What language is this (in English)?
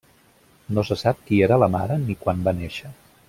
Catalan